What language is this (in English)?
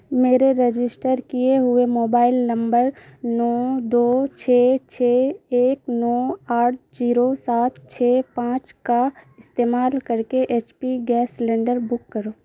Urdu